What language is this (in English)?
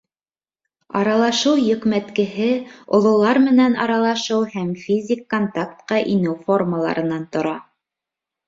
Bashkir